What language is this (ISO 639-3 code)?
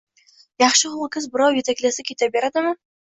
uzb